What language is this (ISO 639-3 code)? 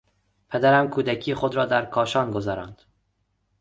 fas